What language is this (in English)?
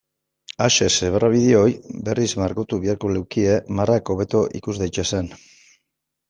Basque